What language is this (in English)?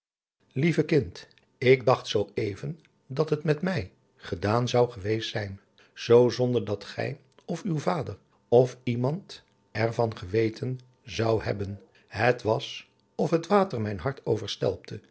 Dutch